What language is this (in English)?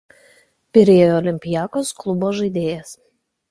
Lithuanian